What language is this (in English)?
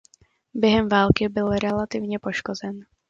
Czech